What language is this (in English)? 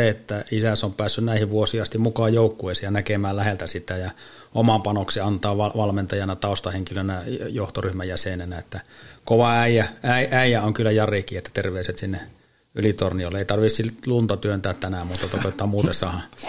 Finnish